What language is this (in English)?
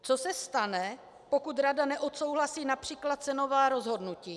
Czech